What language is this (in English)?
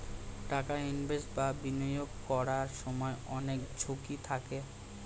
Bangla